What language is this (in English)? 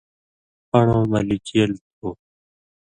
Indus Kohistani